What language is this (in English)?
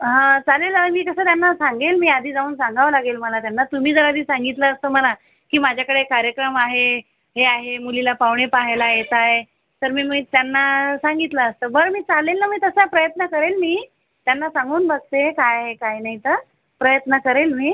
Marathi